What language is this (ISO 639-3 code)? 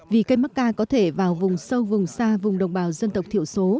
vie